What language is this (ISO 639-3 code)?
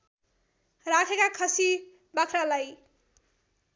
nep